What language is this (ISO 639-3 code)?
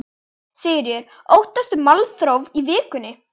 isl